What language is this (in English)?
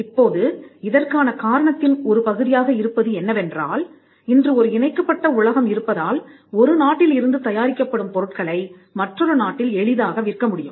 Tamil